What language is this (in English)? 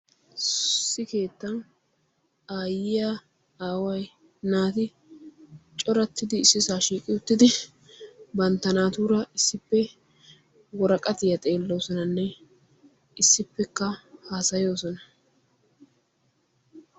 Wolaytta